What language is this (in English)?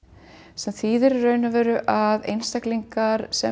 Icelandic